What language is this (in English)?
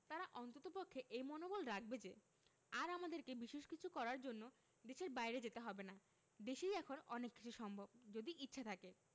Bangla